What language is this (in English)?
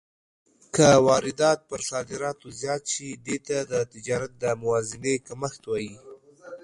Pashto